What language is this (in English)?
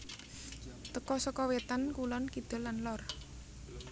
Javanese